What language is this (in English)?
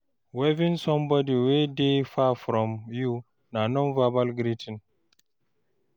Nigerian Pidgin